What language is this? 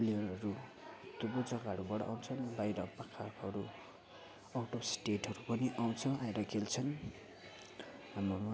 Nepali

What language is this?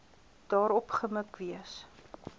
Afrikaans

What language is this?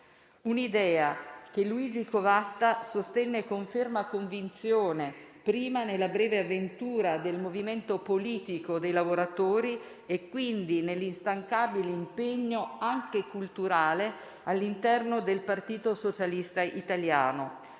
Italian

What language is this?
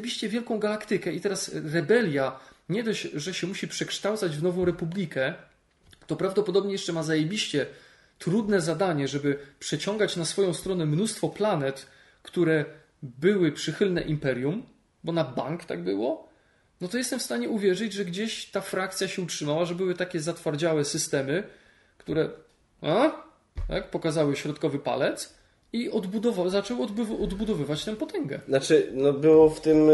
Polish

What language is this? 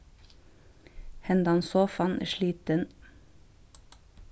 Faroese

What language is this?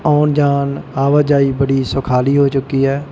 Punjabi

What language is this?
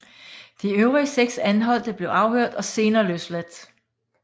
Danish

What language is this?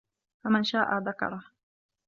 Arabic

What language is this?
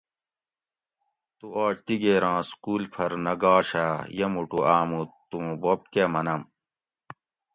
Gawri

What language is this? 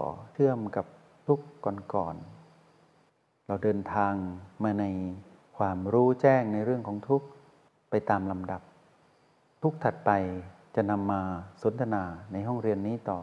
Thai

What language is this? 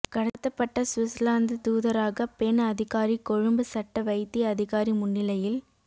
Tamil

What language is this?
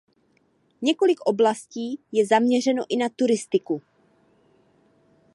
Czech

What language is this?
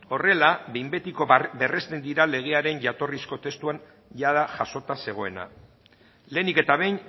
Basque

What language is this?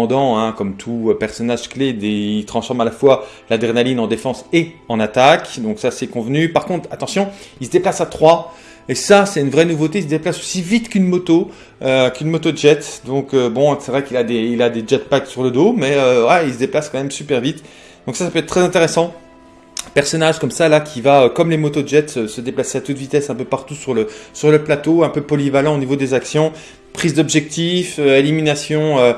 French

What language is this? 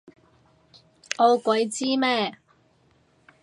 Cantonese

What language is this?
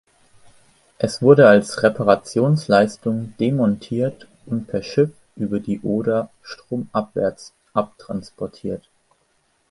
German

